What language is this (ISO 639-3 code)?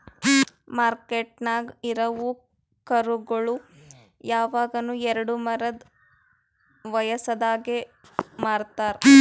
kan